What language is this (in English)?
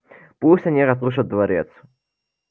Russian